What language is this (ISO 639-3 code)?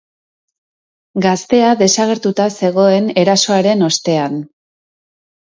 eus